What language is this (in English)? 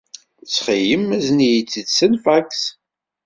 Kabyle